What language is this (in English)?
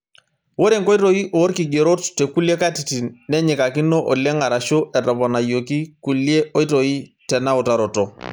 Masai